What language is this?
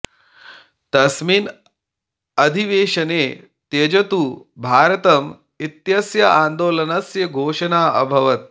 Sanskrit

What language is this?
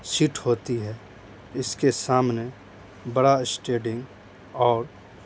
Urdu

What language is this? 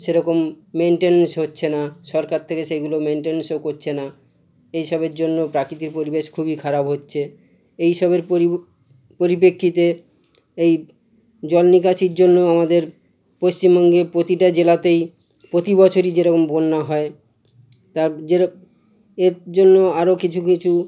Bangla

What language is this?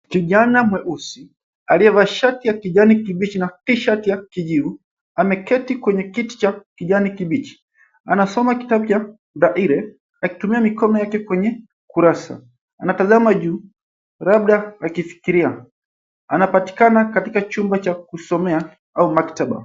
Swahili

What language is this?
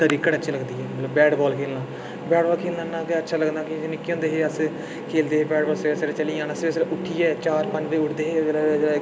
Dogri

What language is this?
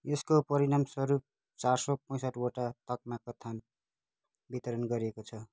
Nepali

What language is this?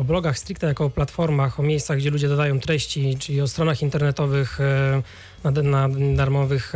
Polish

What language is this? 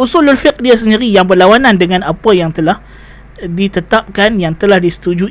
Malay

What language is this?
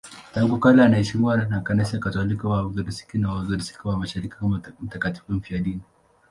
Swahili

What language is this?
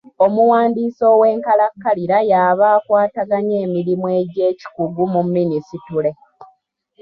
Ganda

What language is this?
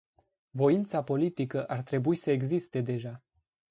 Romanian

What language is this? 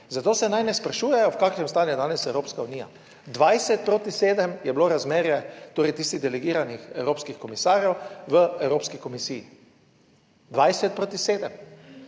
Slovenian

